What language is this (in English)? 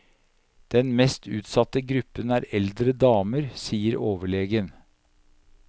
Norwegian